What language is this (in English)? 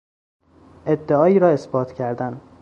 Persian